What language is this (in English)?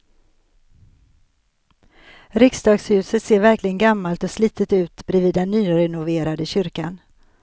Swedish